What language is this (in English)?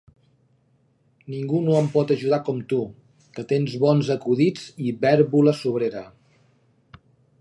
Catalan